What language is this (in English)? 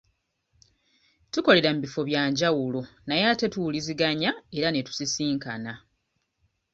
Ganda